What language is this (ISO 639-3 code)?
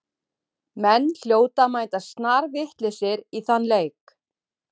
isl